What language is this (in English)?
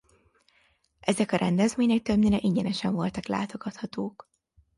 Hungarian